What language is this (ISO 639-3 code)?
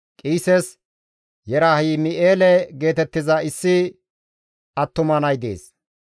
gmv